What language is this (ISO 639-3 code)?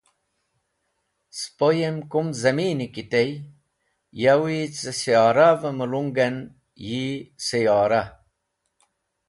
wbl